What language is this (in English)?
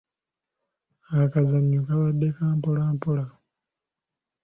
Ganda